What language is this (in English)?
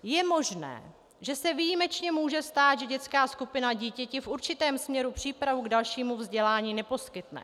Czech